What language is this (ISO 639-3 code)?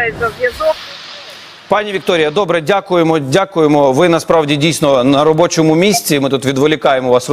ukr